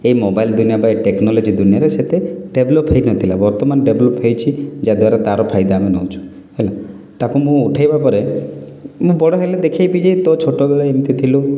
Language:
Odia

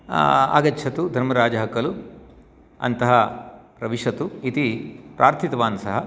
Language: Sanskrit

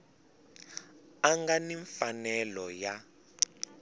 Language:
Tsonga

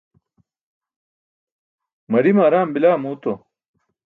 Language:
Burushaski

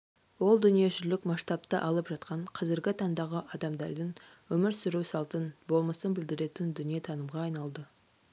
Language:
Kazakh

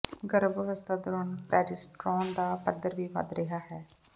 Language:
Punjabi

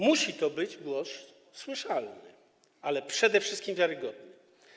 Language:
Polish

